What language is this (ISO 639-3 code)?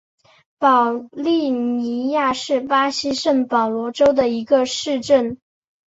zho